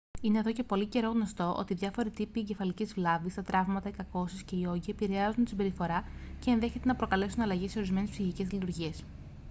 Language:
Greek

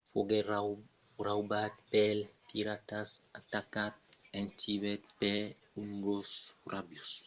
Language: Occitan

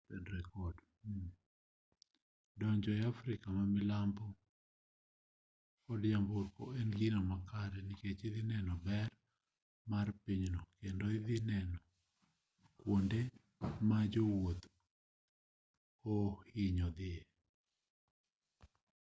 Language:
Luo (Kenya and Tanzania)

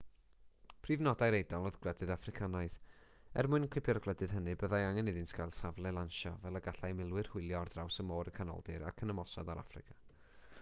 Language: Welsh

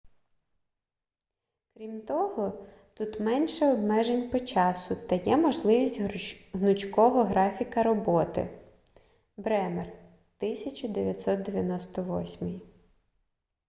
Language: Ukrainian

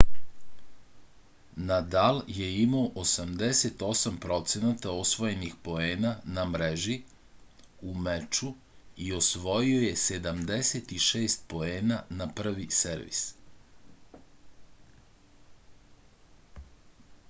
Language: Serbian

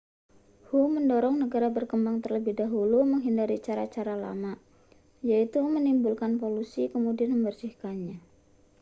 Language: Indonesian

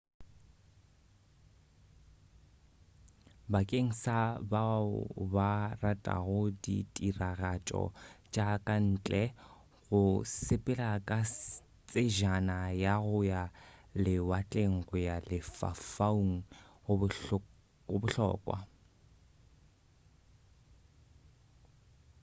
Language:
Northern Sotho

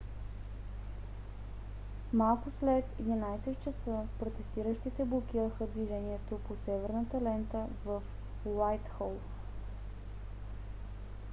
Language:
Bulgarian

